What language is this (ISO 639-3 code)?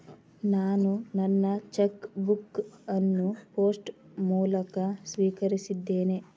kan